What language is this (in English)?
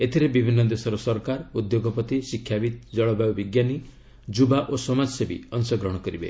Odia